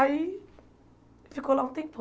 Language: Portuguese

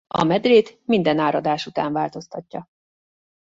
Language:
Hungarian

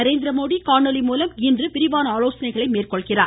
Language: Tamil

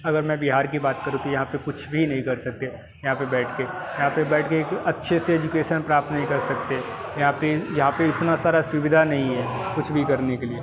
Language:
Hindi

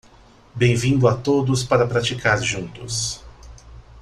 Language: Portuguese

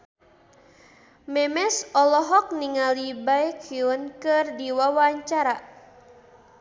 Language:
Sundanese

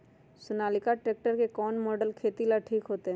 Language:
Magahi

